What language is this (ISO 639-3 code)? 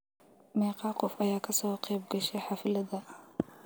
som